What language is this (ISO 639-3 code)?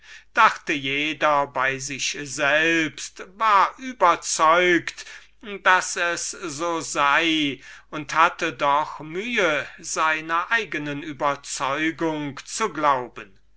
deu